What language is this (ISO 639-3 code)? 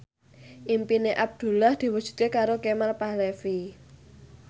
jav